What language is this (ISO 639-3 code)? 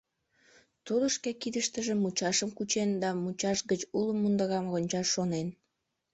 chm